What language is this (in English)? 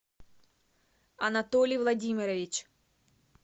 Russian